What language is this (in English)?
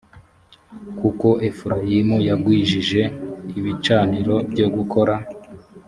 Kinyarwanda